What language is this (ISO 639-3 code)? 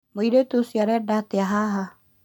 kik